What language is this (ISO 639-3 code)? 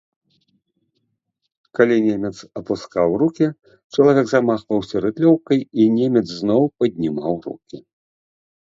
bel